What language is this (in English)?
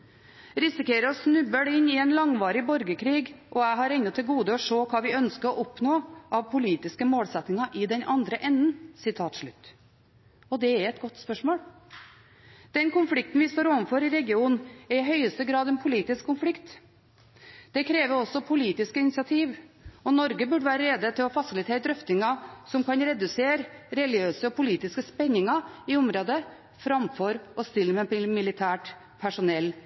Norwegian Bokmål